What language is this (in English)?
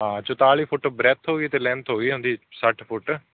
Punjabi